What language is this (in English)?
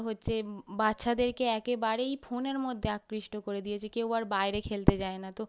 Bangla